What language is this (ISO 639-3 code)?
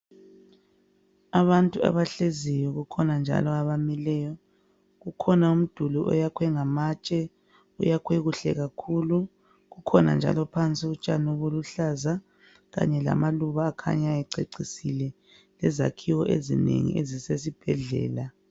nde